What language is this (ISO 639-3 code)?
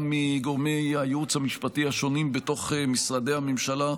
heb